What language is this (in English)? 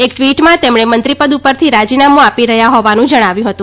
Gujarati